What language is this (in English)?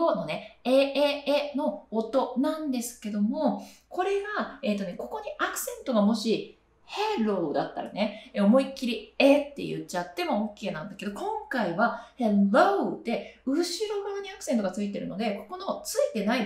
Japanese